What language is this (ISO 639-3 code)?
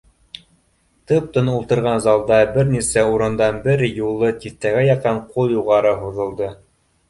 bak